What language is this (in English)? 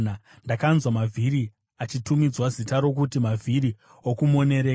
Shona